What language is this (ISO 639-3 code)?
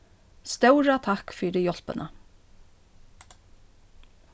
fao